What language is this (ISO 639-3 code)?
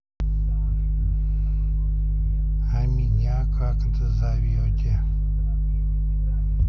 rus